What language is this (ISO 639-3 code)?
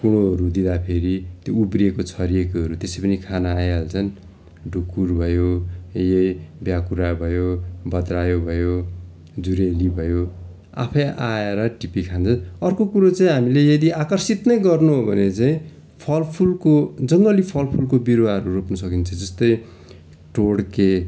nep